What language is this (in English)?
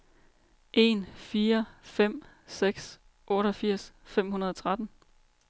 Danish